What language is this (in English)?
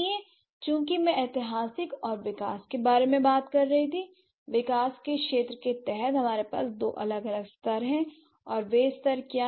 Hindi